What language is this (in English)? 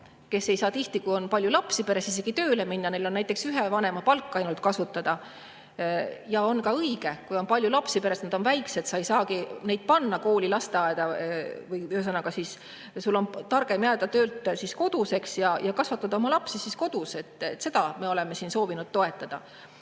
Estonian